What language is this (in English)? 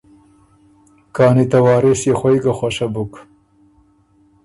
Ormuri